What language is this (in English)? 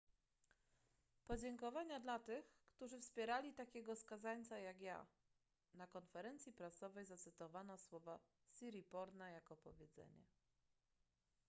Polish